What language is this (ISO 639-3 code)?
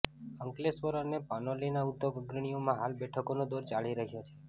guj